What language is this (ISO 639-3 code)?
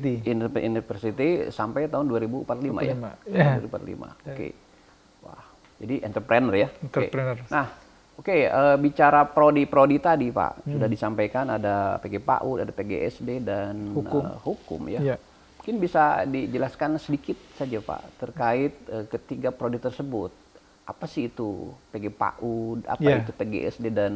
ind